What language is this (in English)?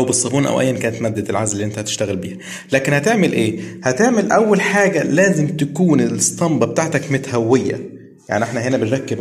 Arabic